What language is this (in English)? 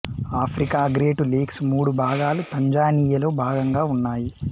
Telugu